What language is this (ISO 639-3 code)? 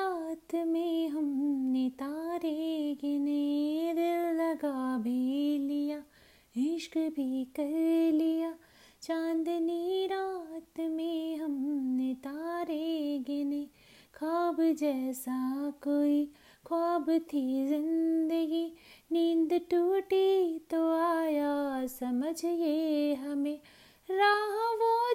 hin